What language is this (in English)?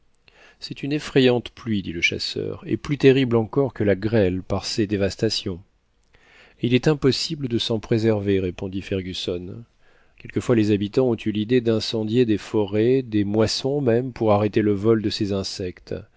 French